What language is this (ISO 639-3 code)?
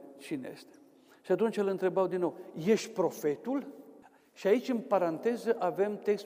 ron